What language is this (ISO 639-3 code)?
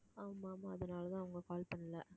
tam